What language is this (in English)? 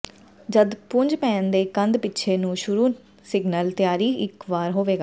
Punjabi